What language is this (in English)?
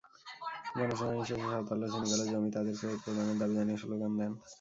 Bangla